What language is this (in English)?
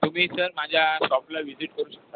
Marathi